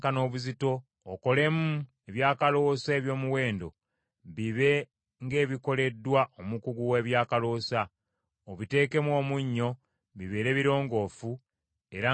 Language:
Ganda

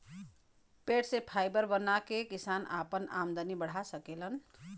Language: Bhojpuri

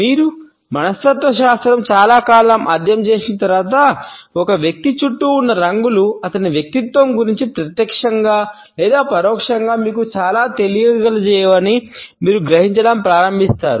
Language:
Telugu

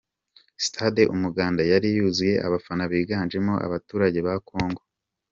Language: Kinyarwanda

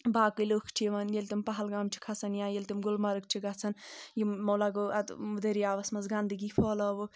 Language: Kashmiri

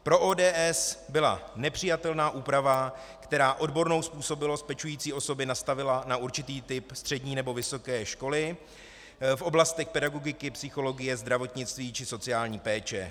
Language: Czech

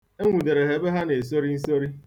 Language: Igbo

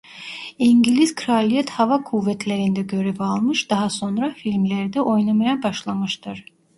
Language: Turkish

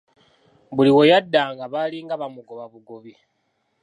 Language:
Ganda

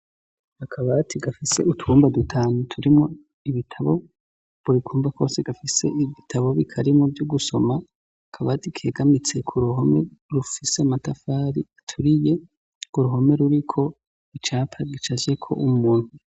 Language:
Rundi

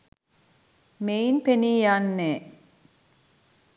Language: Sinhala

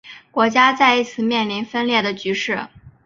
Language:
Chinese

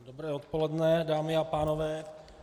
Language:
Czech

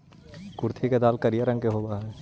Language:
Magahi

